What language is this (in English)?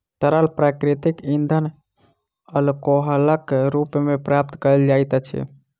Maithili